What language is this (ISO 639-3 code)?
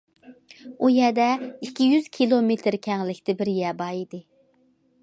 uig